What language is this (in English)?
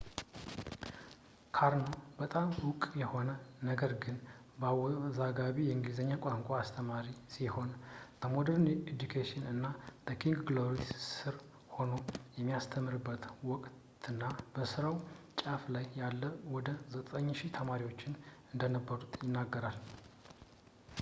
Amharic